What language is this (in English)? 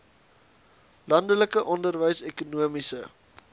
Afrikaans